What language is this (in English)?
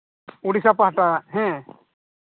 Santali